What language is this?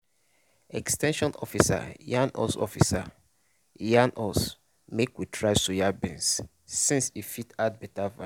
Nigerian Pidgin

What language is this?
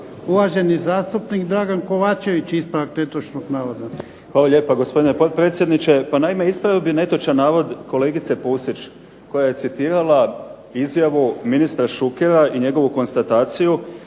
Croatian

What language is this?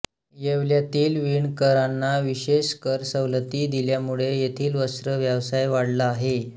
Marathi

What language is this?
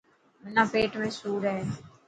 Dhatki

